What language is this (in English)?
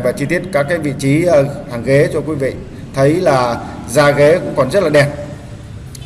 Vietnamese